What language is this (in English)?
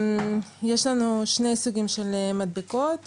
Hebrew